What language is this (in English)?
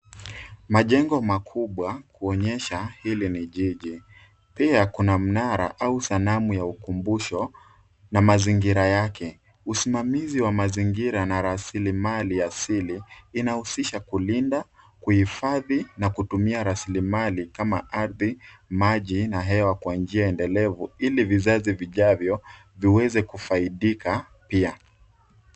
Swahili